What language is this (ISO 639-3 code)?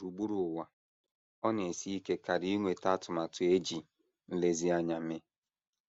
ibo